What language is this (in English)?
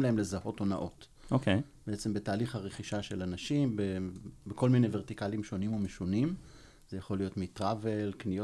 Hebrew